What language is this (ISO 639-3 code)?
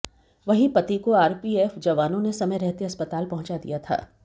hin